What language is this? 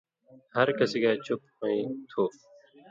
Indus Kohistani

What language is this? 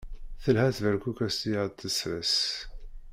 Kabyle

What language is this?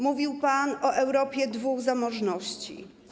Polish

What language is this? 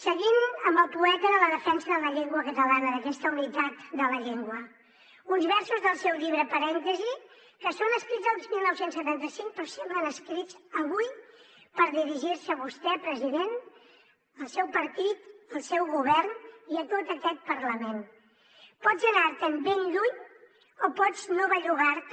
Catalan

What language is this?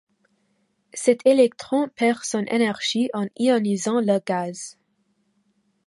French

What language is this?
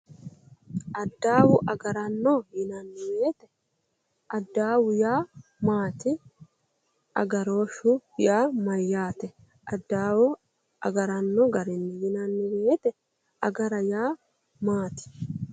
Sidamo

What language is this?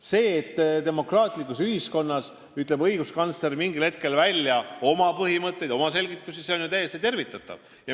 Estonian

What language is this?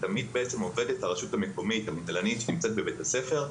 Hebrew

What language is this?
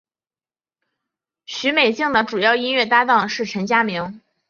Chinese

